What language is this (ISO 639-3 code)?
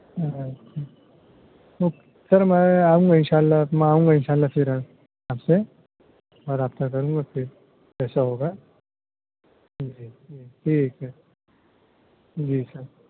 urd